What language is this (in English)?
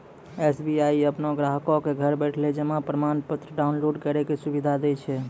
Maithili